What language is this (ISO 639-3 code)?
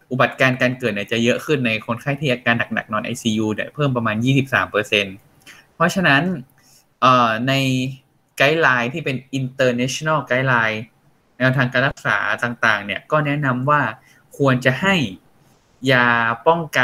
tha